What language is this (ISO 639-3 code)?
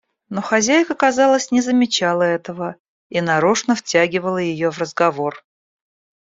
rus